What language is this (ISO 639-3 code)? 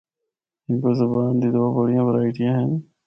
hno